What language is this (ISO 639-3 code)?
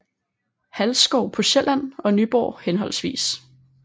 dan